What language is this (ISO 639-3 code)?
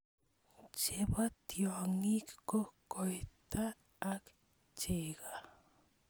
kln